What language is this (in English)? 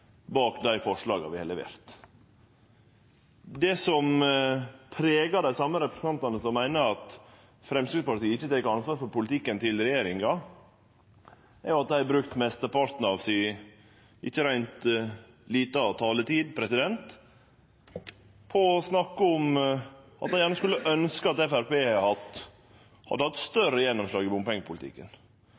Norwegian Nynorsk